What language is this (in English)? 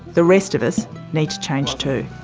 English